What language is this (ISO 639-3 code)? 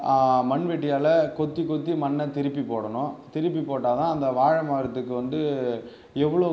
tam